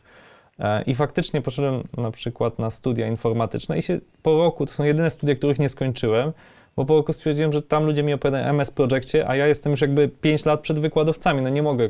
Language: Polish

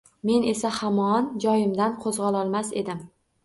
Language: Uzbek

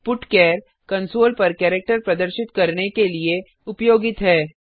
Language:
Hindi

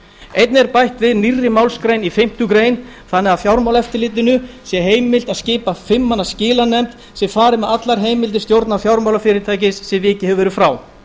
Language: Icelandic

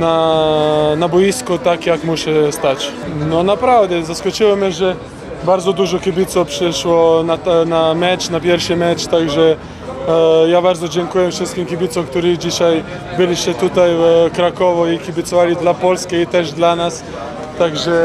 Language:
Polish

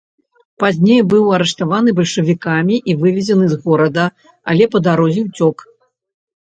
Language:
Belarusian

